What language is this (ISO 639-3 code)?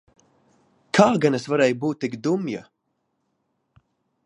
lav